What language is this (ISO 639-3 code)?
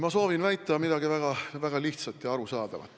est